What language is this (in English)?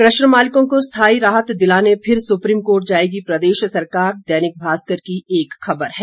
Hindi